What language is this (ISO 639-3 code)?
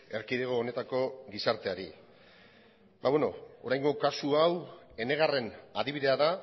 eus